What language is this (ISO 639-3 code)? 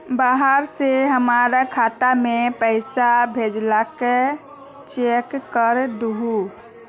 mag